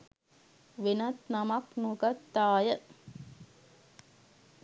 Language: Sinhala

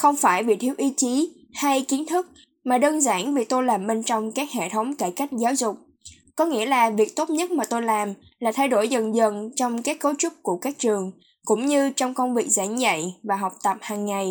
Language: Vietnamese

